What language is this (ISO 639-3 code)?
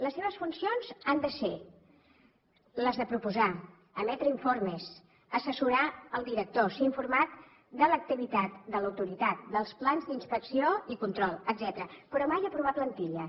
cat